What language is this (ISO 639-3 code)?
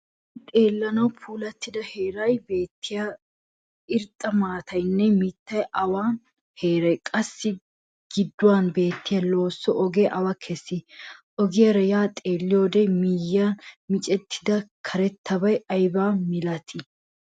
wal